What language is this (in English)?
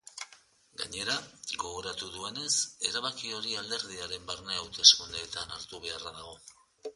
Basque